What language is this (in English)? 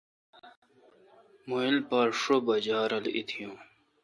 Kalkoti